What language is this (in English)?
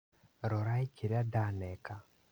Kikuyu